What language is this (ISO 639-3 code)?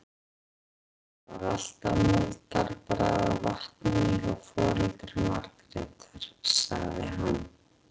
isl